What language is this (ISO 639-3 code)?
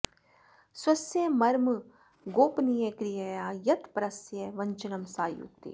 san